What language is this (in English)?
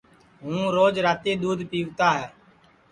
Sansi